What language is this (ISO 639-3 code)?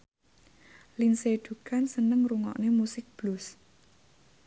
jav